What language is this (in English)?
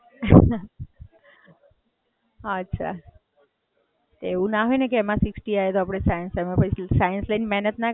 Gujarati